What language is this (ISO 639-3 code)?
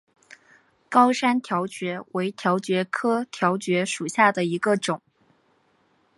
zho